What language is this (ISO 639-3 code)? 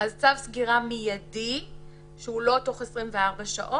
heb